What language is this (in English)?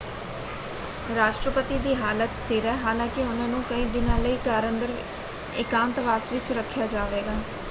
Punjabi